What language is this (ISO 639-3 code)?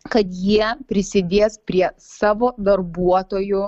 lit